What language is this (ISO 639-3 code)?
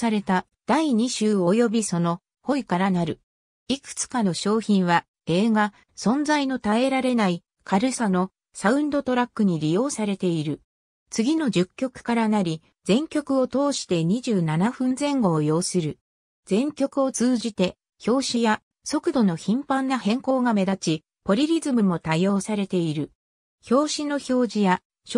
jpn